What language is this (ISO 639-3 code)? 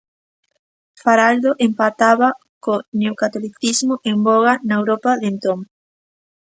glg